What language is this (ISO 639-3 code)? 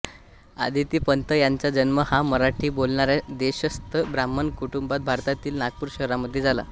mar